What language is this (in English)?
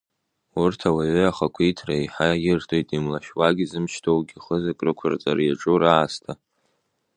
Abkhazian